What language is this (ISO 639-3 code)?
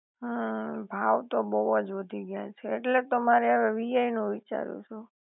guj